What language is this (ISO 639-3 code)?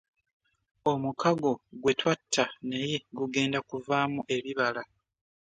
lug